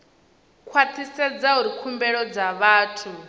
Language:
Venda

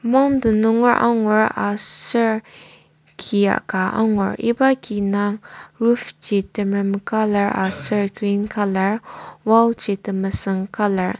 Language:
Ao Naga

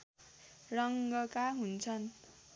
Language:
Nepali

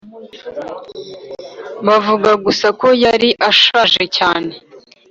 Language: Kinyarwanda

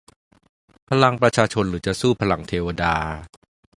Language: Thai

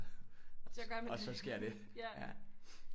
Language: Danish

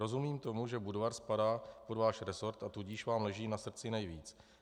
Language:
Czech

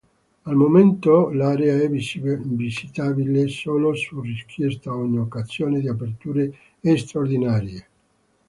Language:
Italian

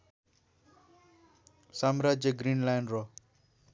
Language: Nepali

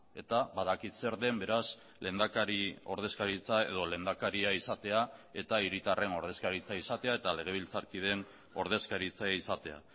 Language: Basque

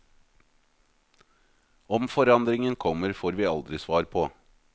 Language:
Norwegian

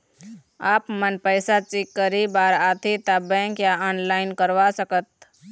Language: Chhattisgarhi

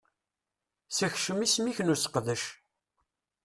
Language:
Kabyle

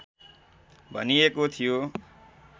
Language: Nepali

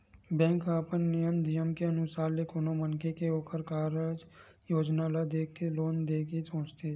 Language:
Chhattisgarhi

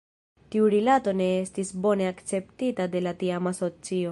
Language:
Esperanto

